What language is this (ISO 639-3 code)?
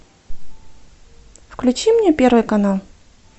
rus